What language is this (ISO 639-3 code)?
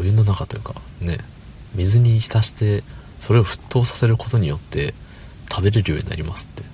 jpn